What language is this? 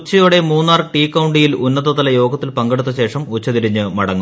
Malayalam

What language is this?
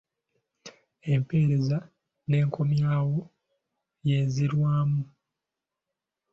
Ganda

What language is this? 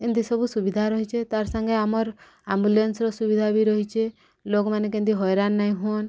Odia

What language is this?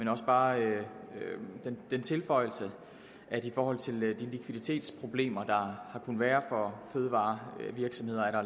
Danish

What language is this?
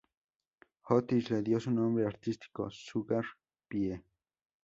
Spanish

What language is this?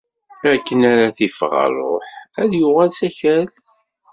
Kabyle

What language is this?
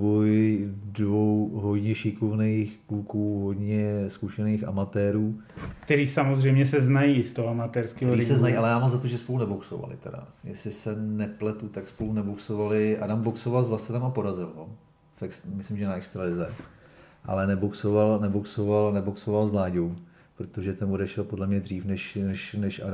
Czech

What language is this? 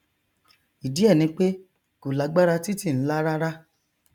Yoruba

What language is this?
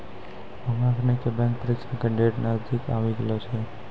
Maithili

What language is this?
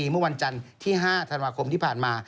Thai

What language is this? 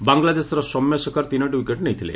Odia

